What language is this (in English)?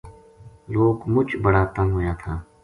Gujari